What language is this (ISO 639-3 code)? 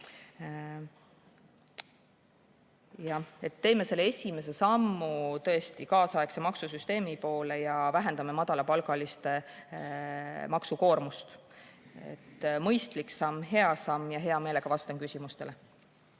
est